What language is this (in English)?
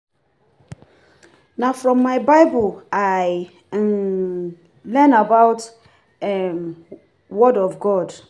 Nigerian Pidgin